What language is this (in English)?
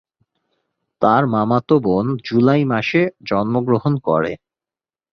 Bangla